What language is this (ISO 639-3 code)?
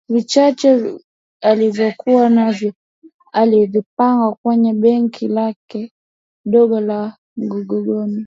swa